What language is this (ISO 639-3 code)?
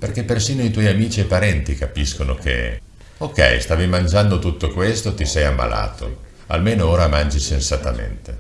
ita